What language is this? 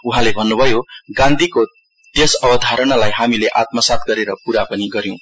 Nepali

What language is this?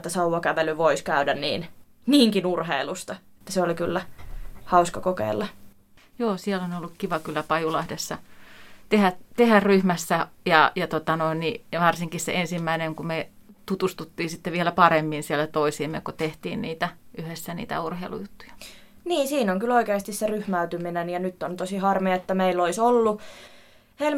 Finnish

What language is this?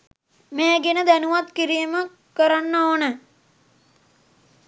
Sinhala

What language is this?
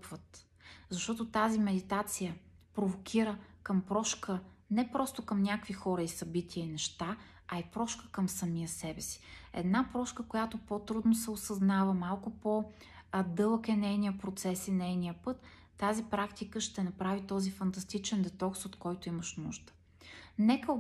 Bulgarian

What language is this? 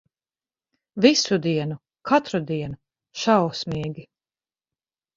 Latvian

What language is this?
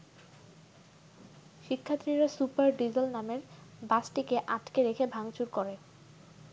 Bangla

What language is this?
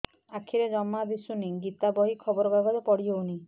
Odia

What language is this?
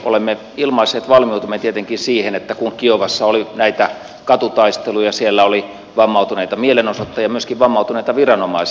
Finnish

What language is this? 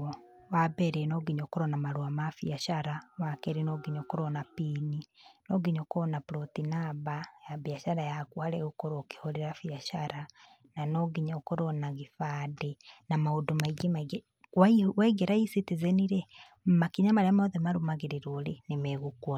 Kikuyu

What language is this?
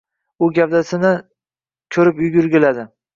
Uzbek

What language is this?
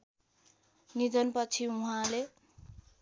Nepali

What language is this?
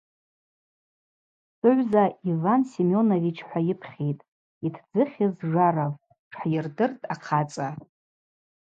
Abaza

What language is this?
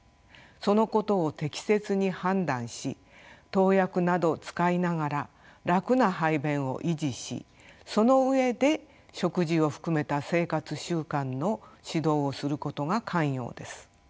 Japanese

